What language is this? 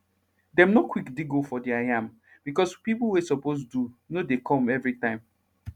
Nigerian Pidgin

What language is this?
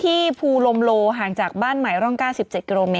Thai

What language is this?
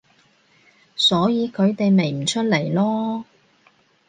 Cantonese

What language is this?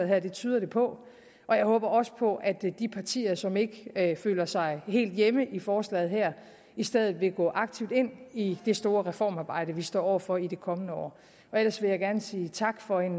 Danish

